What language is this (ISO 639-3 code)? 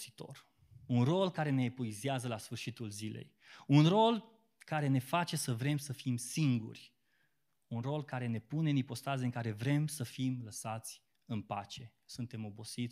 ron